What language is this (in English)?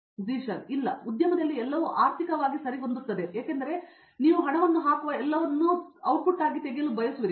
Kannada